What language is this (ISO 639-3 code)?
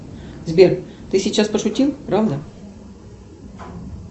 rus